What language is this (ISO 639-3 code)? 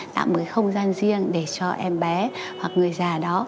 vie